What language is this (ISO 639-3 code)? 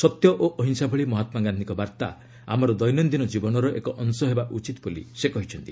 ori